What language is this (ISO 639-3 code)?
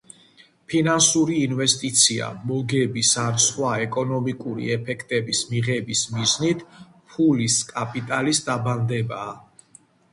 kat